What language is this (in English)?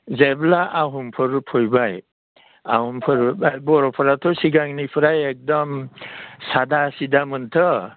Bodo